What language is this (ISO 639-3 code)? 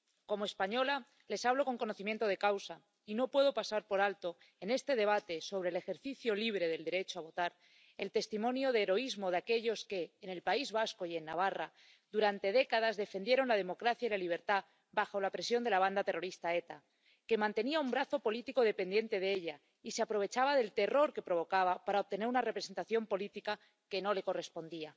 spa